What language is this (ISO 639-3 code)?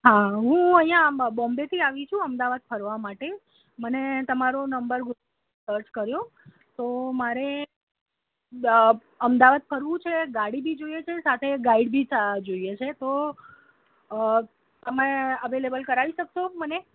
guj